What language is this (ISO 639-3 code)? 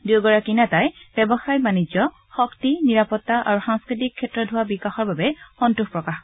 asm